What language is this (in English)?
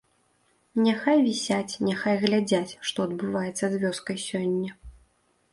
Belarusian